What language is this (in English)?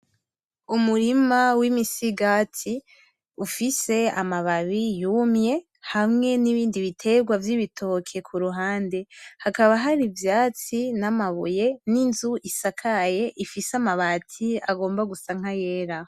Rundi